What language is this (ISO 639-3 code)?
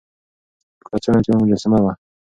pus